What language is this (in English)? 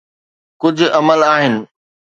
Sindhi